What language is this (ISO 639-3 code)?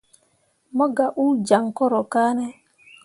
mua